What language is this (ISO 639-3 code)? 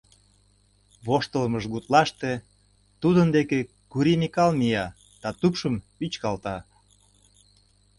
chm